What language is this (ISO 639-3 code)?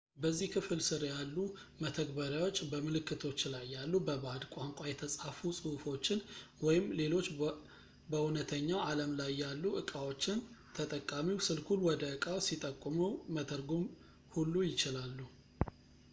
amh